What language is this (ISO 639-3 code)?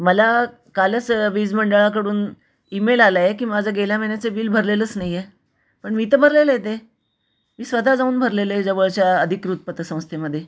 mar